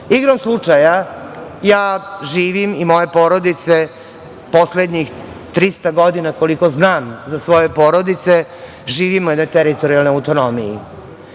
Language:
Serbian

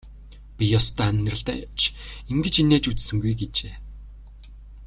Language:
Mongolian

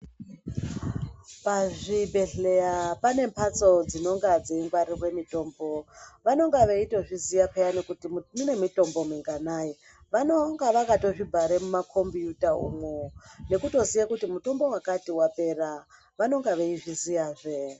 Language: Ndau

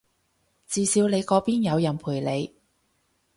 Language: Cantonese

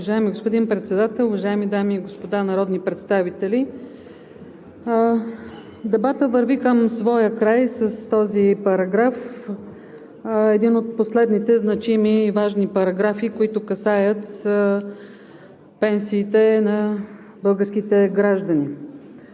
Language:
Bulgarian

